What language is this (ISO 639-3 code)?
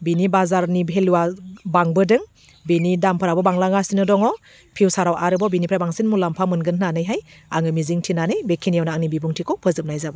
brx